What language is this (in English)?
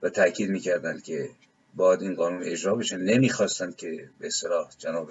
Persian